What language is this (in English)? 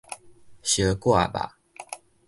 Min Nan Chinese